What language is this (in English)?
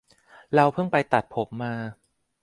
Thai